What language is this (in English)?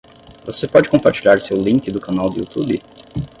Portuguese